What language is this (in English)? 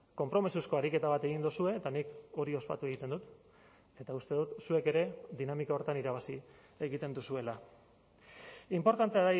Basque